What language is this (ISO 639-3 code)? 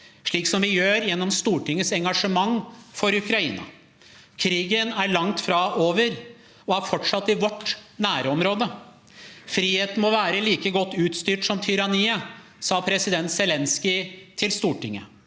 nor